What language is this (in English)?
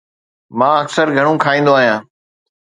Sindhi